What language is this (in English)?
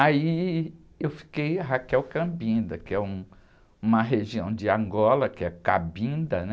Portuguese